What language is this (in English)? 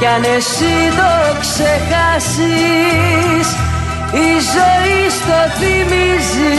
Greek